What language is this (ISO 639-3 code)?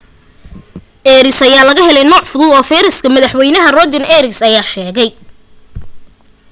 som